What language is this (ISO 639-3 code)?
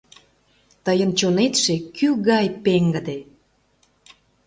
chm